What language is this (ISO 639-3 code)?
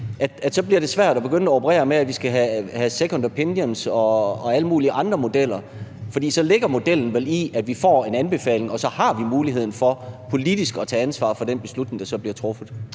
dan